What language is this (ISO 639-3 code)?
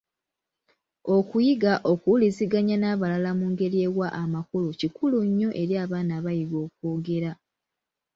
lug